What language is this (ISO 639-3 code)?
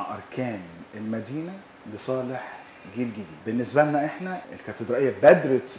ara